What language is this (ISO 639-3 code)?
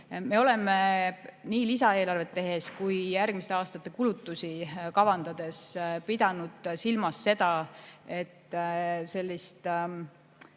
est